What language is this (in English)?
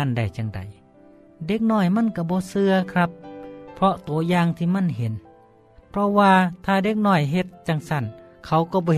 Thai